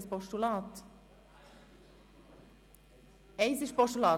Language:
Swiss German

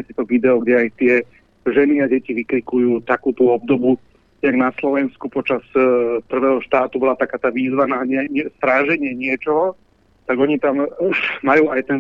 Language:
Slovak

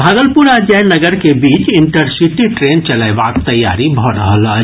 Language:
Maithili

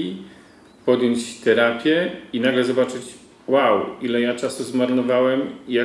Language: Polish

